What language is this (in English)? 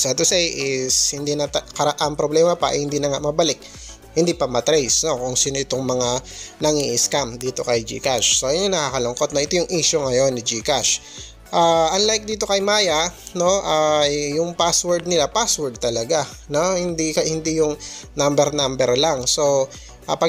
Filipino